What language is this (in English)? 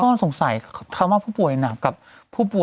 Thai